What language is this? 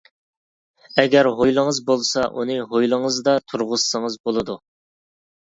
Uyghur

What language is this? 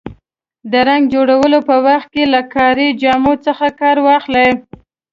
Pashto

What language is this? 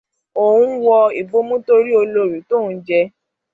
Yoruba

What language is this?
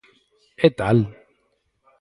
Galician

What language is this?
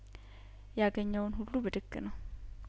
Amharic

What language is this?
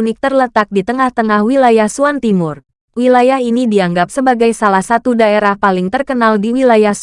Indonesian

